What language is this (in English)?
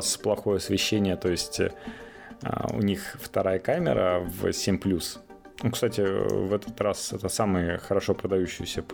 Russian